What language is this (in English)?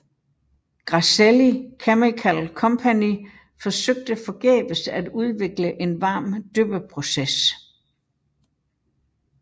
Danish